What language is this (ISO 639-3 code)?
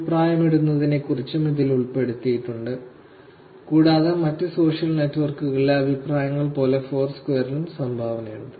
mal